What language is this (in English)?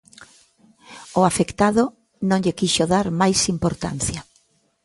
Galician